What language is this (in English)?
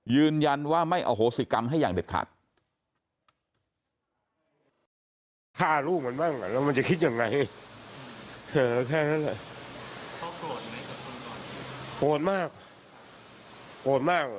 Thai